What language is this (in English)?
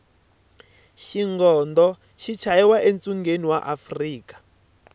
Tsonga